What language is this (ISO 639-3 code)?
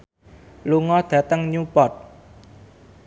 jav